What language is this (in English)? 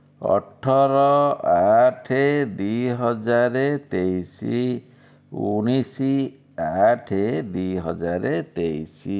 Odia